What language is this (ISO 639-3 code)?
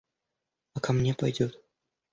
rus